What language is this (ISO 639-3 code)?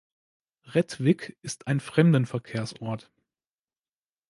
deu